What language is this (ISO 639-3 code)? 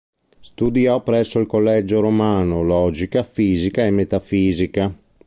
ita